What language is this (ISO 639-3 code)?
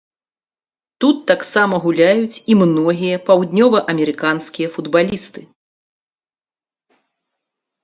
bel